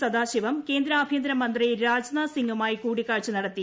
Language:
Malayalam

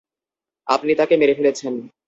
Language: Bangla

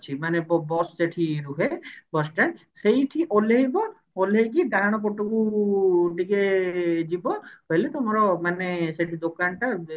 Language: Odia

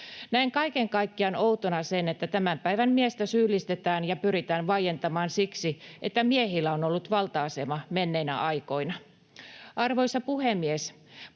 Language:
Finnish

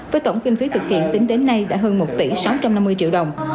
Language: Vietnamese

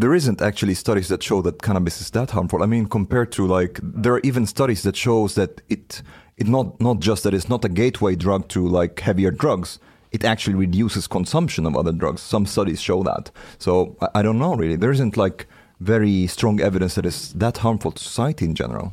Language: Swedish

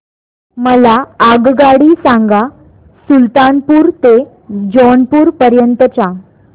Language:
Marathi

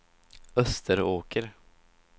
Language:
Swedish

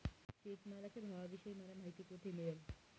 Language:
Marathi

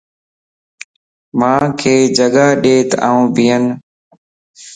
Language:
Lasi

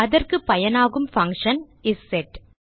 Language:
Tamil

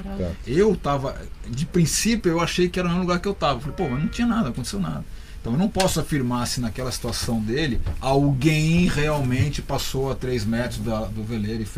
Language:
Portuguese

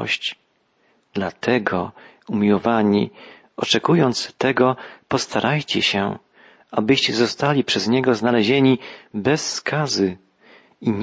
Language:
Polish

